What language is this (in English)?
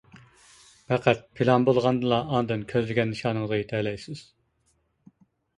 Uyghur